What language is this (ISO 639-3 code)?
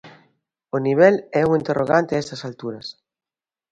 glg